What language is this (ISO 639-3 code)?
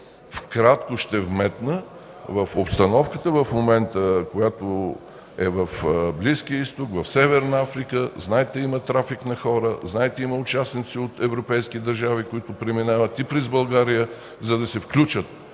bul